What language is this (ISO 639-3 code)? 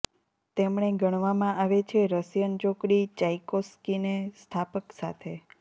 guj